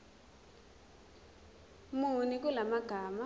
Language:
Zulu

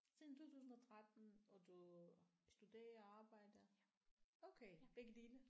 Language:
Danish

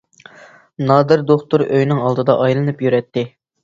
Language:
Uyghur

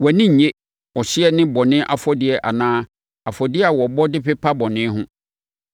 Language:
Akan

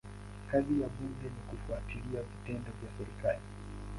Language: Swahili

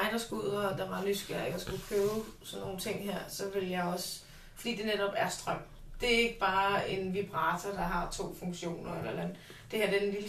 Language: Danish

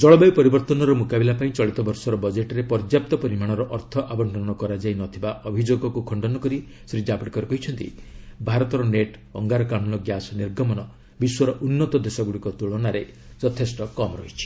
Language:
Odia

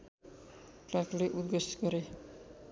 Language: Nepali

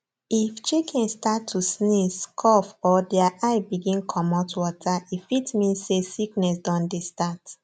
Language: Nigerian Pidgin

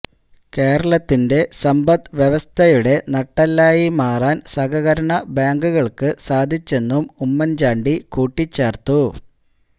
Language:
Malayalam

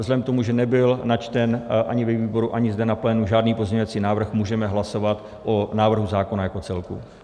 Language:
Czech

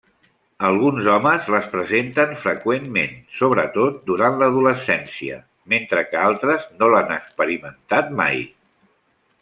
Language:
Catalan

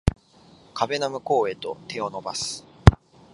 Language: Japanese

